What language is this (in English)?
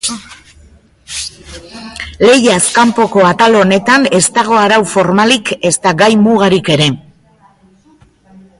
Basque